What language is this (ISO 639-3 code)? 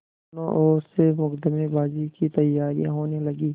hin